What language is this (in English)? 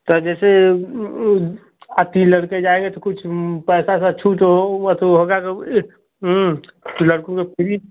Hindi